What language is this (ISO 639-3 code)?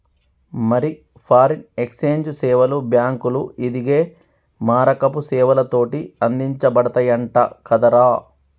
tel